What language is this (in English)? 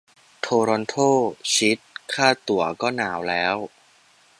Thai